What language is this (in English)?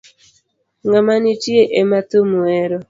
Luo (Kenya and Tanzania)